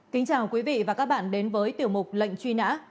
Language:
Vietnamese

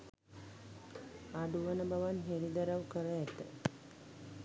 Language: Sinhala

